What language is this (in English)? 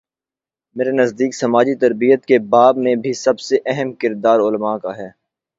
Urdu